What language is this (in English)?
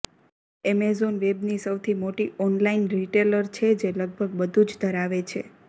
Gujarati